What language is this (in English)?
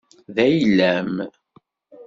Kabyle